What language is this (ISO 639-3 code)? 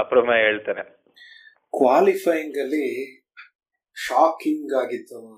kan